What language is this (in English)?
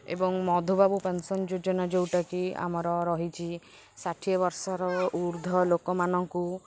Odia